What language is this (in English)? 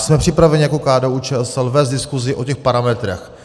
Czech